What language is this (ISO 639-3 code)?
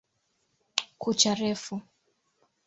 swa